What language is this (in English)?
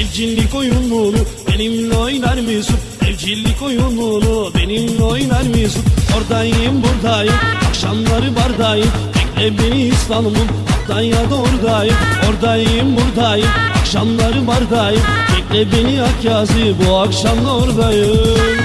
Turkish